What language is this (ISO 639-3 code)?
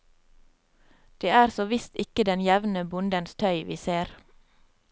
nor